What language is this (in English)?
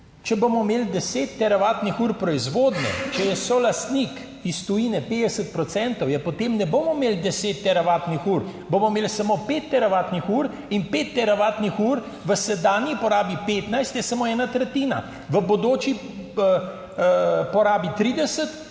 Slovenian